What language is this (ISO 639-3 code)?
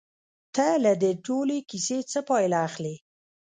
pus